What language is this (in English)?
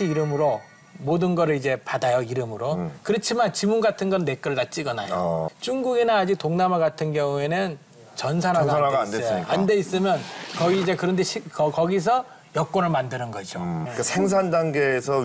Korean